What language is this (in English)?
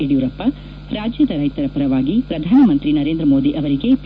Kannada